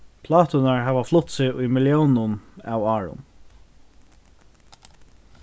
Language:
Faroese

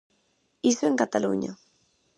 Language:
Galician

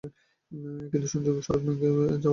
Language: Bangla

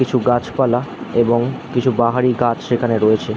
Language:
Bangla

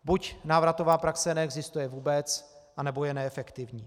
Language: Czech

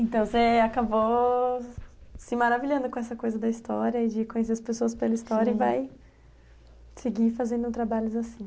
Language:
Portuguese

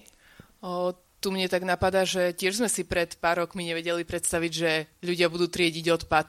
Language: Slovak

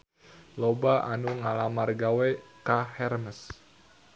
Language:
Sundanese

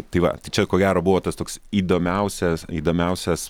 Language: Lithuanian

